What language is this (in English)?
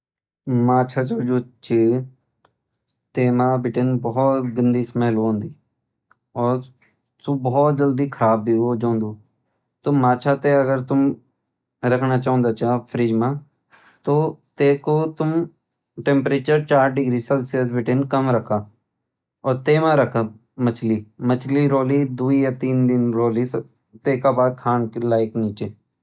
Garhwali